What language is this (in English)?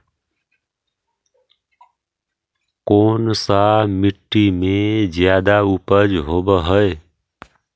Magahi